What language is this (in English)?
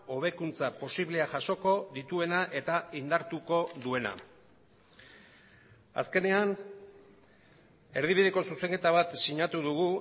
Basque